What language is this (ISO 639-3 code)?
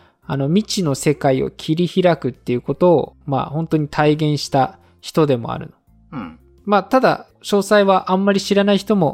jpn